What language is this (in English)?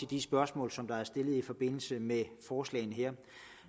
Danish